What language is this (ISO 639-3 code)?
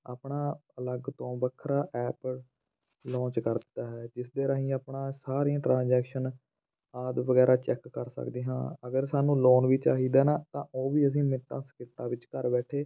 pan